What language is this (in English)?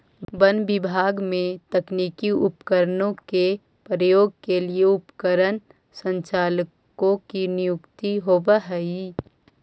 Magahi